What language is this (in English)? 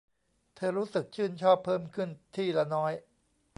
Thai